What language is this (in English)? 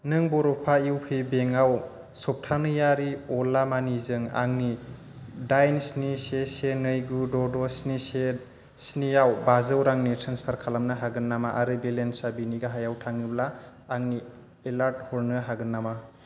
Bodo